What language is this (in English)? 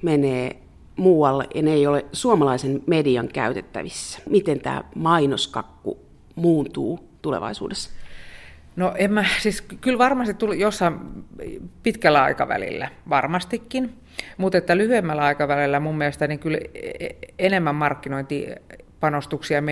Finnish